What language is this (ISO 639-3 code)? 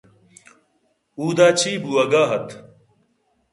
bgp